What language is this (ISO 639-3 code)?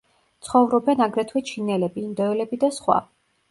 kat